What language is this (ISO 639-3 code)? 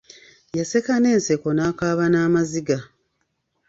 lug